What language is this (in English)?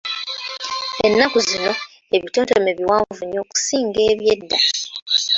Ganda